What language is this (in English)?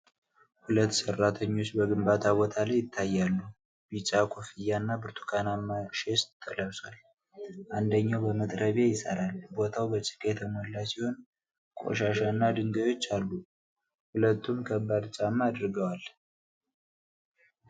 Amharic